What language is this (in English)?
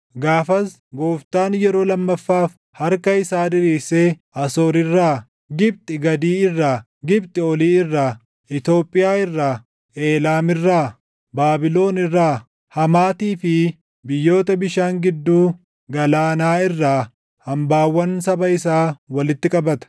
Oromo